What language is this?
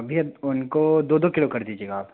Hindi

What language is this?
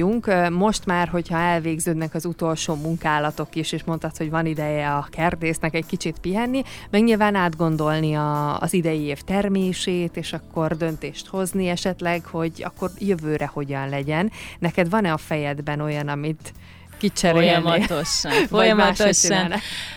Hungarian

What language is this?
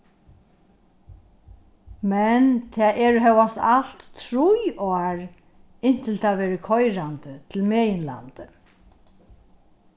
Faroese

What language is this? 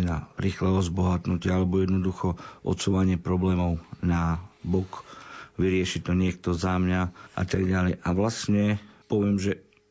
Slovak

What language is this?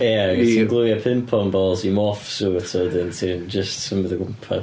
Welsh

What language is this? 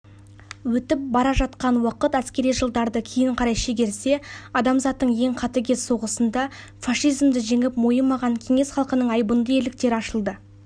Kazakh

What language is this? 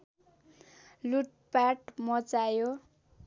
Nepali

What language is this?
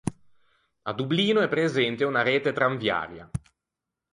Italian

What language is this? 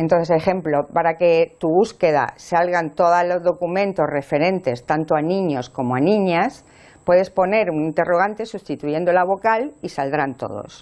Spanish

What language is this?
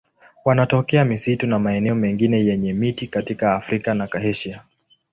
Swahili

